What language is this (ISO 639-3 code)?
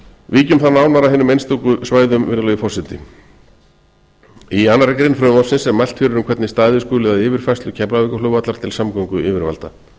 isl